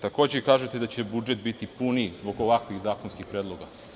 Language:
Serbian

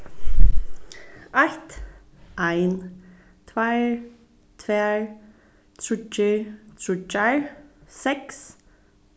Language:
Faroese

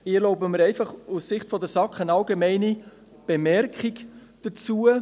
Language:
Swiss German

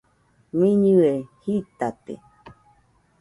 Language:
Nüpode Huitoto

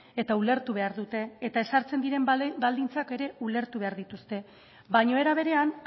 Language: Basque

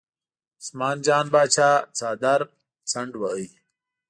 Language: Pashto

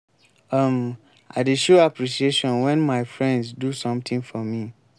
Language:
Nigerian Pidgin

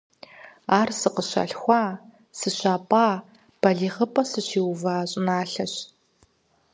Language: Kabardian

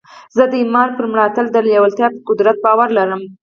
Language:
Pashto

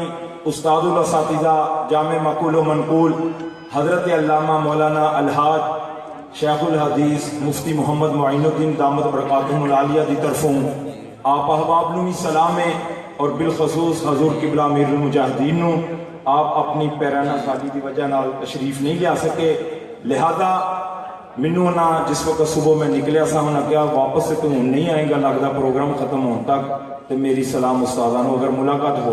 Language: Urdu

